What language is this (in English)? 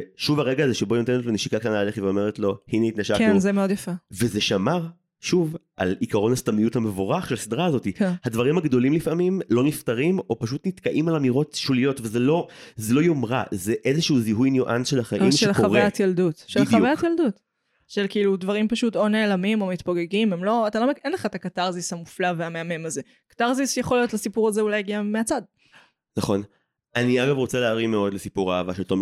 Hebrew